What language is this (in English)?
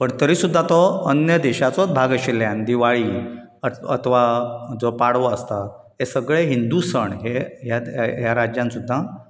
Konkani